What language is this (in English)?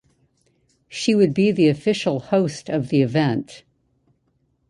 English